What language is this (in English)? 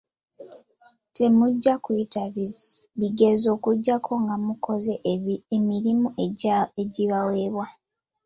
Ganda